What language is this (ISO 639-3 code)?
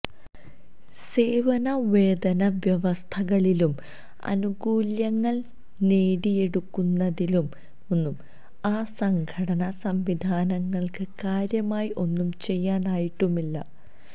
mal